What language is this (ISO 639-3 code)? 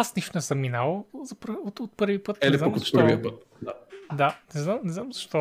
bul